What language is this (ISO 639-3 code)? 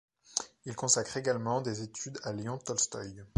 fra